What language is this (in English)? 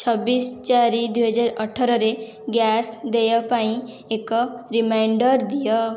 Odia